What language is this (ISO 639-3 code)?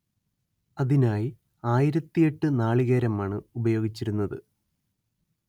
mal